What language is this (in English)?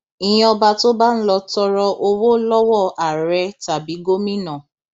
Yoruba